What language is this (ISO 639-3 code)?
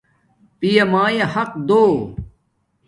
dmk